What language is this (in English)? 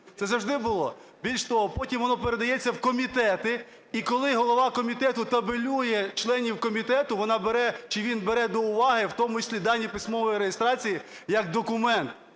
Ukrainian